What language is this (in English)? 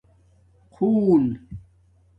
Domaaki